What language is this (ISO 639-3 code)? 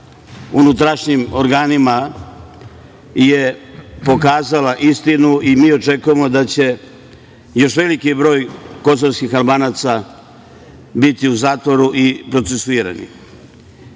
srp